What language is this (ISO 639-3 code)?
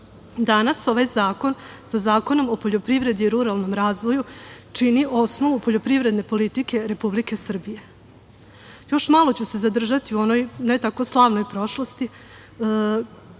srp